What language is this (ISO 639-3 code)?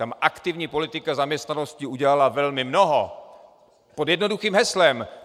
ces